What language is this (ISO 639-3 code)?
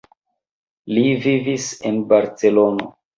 epo